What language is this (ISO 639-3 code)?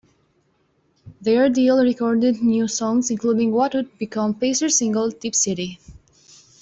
eng